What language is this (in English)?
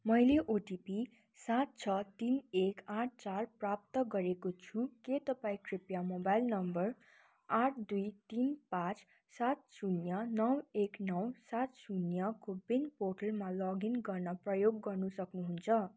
Nepali